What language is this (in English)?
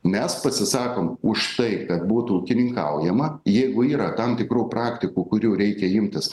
Lithuanian